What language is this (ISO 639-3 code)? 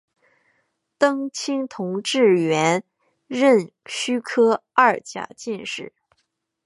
zho